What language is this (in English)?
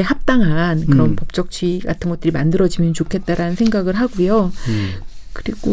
Korean